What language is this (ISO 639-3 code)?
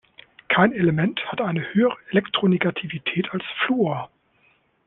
deu